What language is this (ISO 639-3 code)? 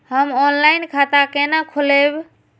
mai